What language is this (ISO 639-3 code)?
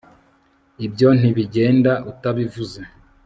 kin